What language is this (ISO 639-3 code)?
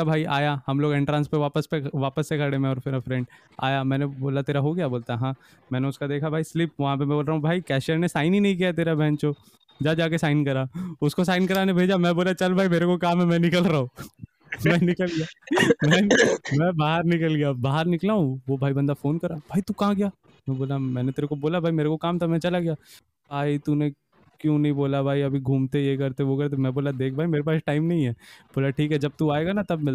hin